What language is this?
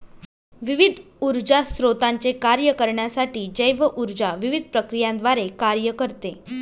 Marathi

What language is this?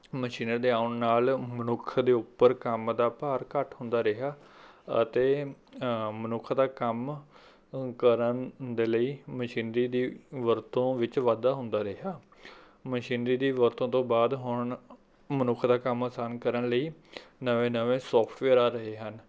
Punjabi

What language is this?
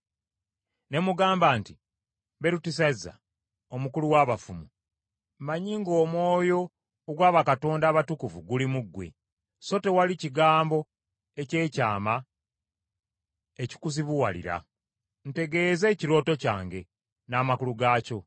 Ganda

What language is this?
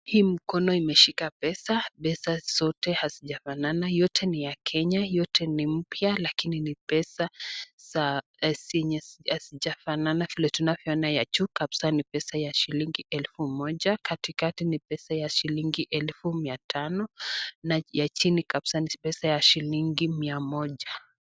Swahili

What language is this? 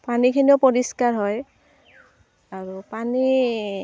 Assamese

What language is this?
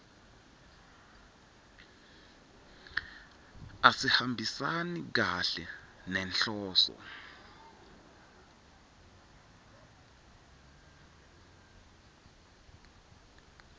Swati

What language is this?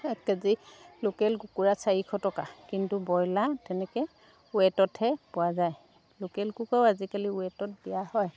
Assamese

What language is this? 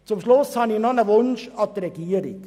Swiss German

